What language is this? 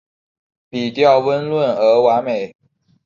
Chinese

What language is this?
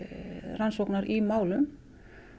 Icelandic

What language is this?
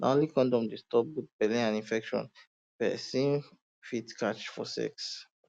Nigerian Pidgin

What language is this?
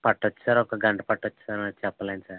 Telugu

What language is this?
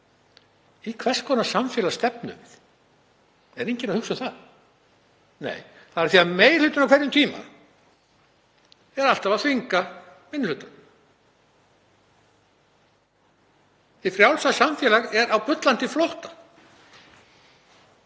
Icelandic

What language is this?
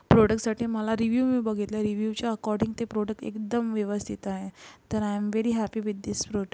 Marathi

